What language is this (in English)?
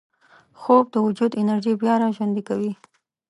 Pashto